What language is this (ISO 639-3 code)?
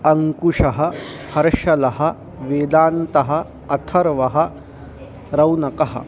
san